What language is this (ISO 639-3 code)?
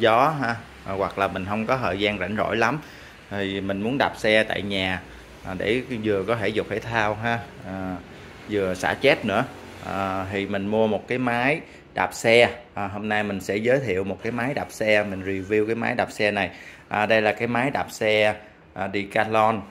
vie